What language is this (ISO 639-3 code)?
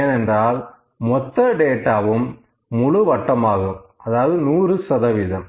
tam